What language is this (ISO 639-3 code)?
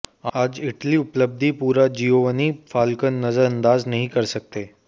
hin